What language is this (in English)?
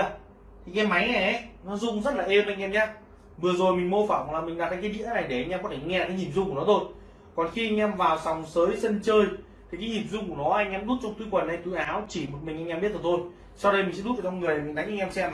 Vietnamese